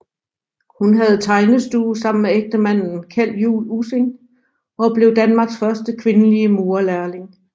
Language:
Danish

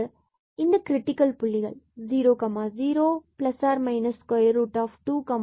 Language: Tamil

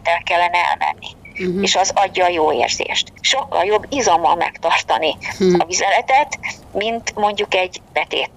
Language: Hungarian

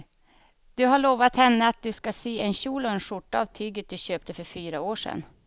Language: Swedish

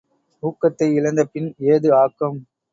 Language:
Tamil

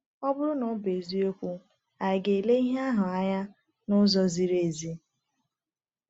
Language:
Igbo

